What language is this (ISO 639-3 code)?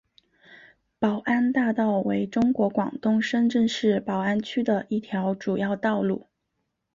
zho